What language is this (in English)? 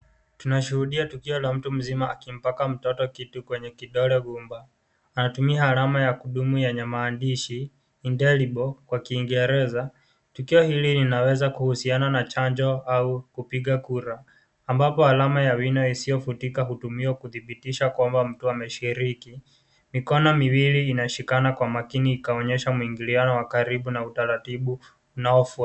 Swahili